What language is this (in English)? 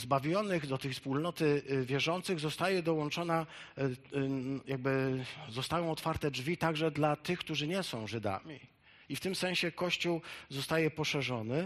Polish